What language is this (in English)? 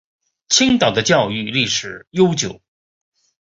Chinese